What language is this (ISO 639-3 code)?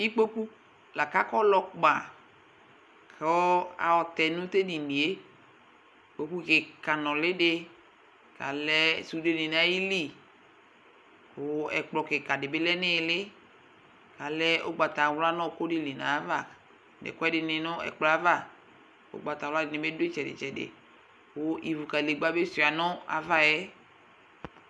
kpo